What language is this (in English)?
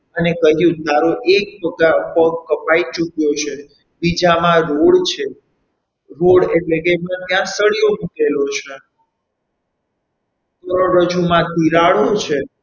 Gujarati